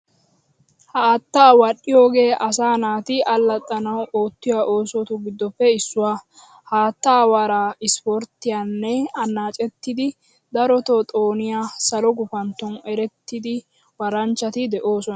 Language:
Wolaytta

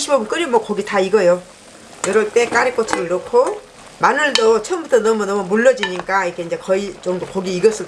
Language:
Korean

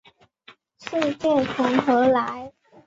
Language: Chinese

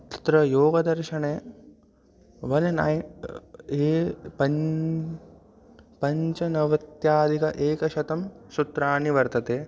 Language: Sanskrit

